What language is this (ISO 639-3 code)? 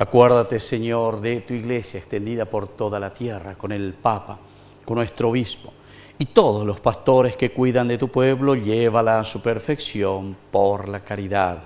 spa